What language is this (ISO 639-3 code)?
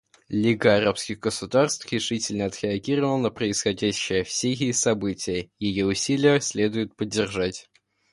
rus